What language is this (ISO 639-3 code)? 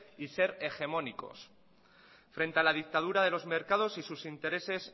spa